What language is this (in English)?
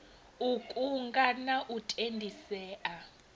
Venda